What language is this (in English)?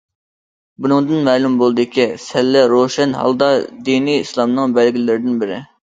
Uyghur